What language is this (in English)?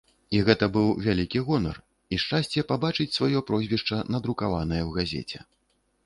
Belarusian